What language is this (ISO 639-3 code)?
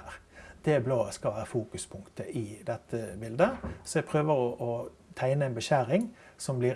nor